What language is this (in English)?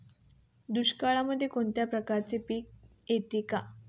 Marathi